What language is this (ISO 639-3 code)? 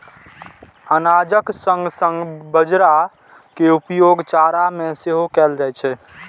mai